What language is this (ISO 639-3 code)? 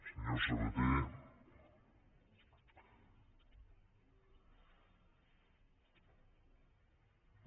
cat